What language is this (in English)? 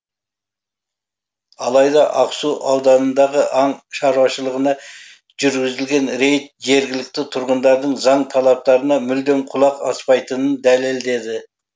Kazakh